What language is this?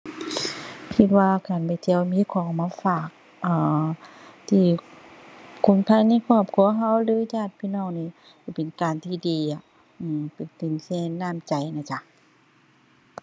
Thai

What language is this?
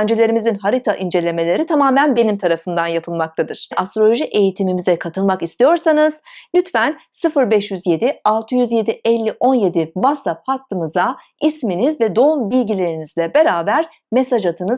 Turkish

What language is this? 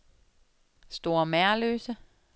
Danish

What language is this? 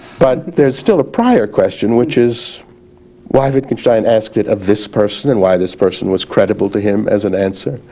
English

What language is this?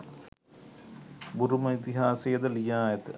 Sinhala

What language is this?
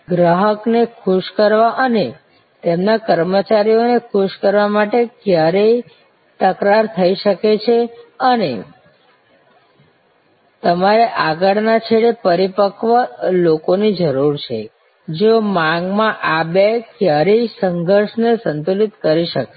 Gujarati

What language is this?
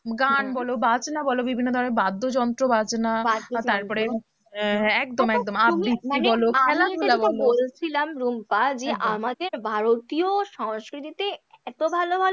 Bangla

